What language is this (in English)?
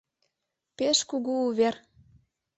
Mari